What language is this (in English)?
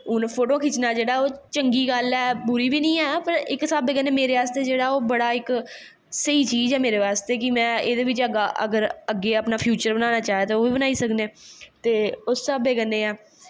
Dogri